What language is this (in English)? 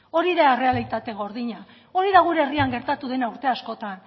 Basque